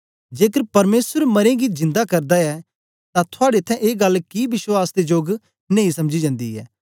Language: Dogri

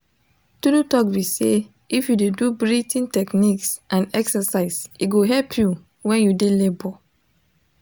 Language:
Nigerian Pidgin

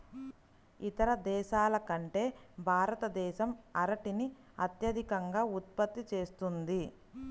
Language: Telugu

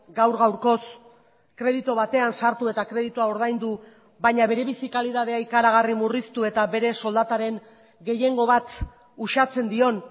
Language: Basque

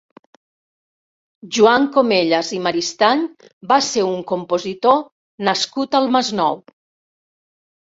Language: Catalan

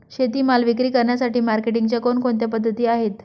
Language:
Marathi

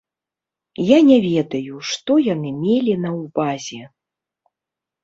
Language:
Belarusian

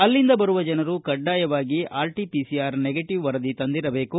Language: Kannada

